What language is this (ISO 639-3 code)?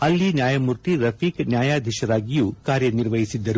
kan